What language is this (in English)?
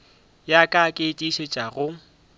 Northern Sotho